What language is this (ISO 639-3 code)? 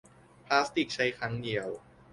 tha